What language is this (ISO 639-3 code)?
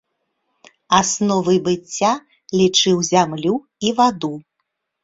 bel